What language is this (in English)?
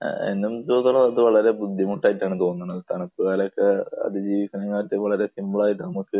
Malayalam